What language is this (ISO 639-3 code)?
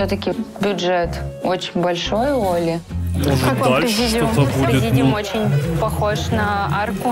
rus